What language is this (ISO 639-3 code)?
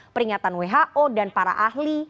ind